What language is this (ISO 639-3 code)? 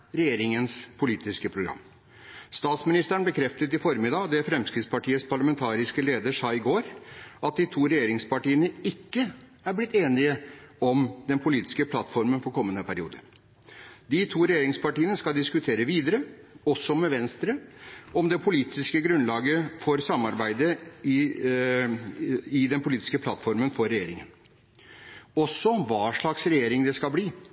nob